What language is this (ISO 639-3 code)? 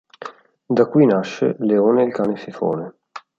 ita